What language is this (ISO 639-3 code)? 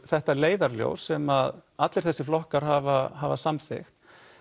isl